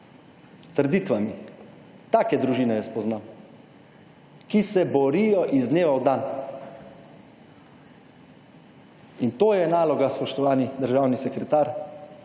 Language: Slovenian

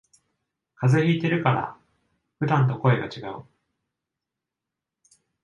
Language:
Japanese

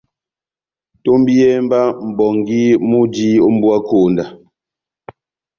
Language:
Batanga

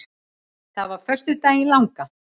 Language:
Icelandic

